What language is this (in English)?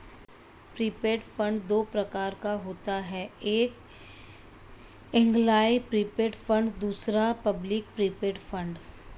Hindi